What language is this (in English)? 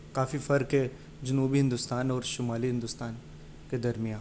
Urdu